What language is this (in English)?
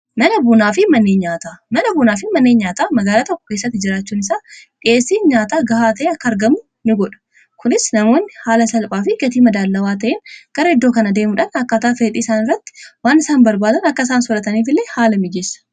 Oromo